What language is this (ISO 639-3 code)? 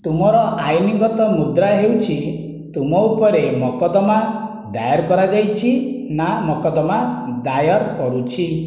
ori